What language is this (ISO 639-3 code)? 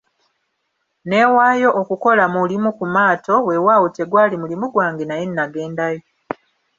lug